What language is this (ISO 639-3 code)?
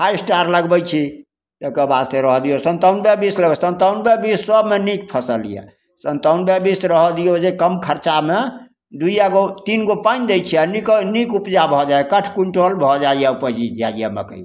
mai